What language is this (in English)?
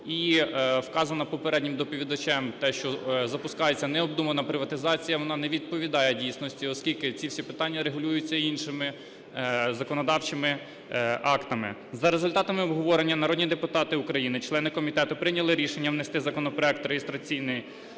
Ukrainian